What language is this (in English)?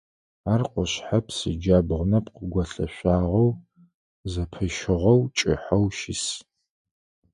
Adyghe